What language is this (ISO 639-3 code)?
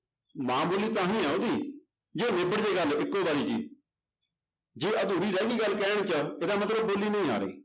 pan